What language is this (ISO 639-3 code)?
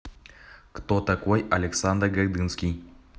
rus